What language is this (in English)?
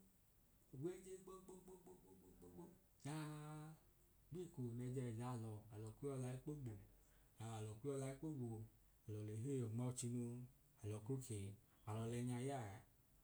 Idoma